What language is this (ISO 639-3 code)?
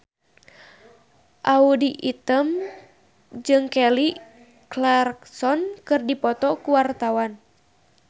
sun